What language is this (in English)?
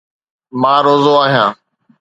Sindhi